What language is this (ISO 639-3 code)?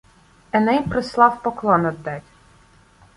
ukr